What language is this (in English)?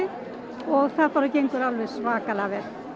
Icelandic